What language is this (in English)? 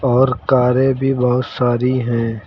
Hindi